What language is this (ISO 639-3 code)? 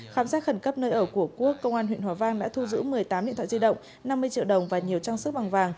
vie